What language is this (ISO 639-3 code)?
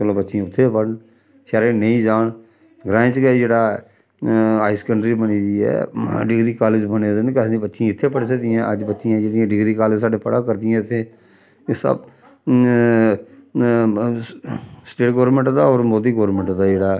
doi